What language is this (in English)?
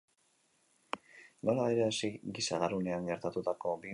Basque